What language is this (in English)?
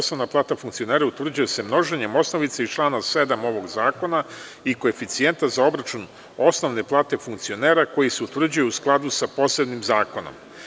Serbian